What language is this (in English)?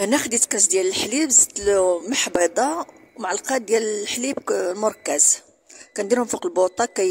Arabic